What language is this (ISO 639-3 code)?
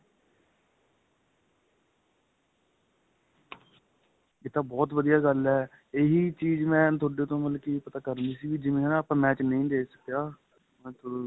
pan